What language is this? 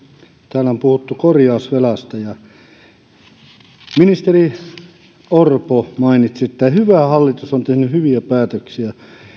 Finnish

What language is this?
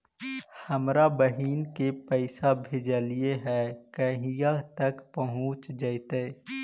Magahi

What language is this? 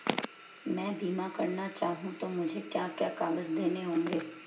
Hindi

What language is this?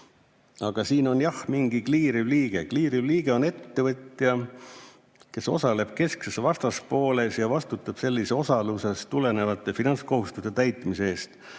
Estonian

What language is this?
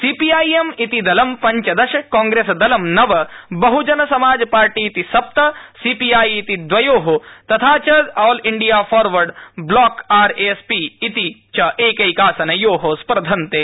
Sanskrit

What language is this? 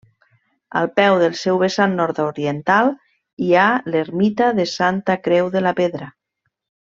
Catalan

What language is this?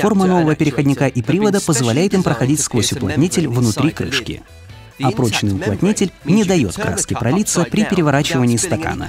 Russian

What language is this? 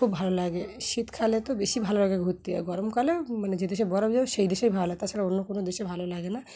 Bangla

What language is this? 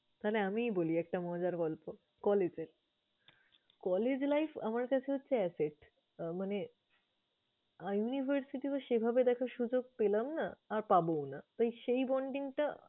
Bangla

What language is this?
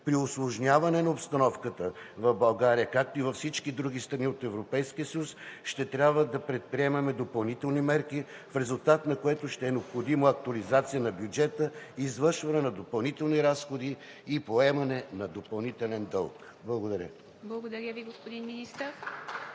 Bulgarian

